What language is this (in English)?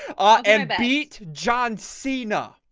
English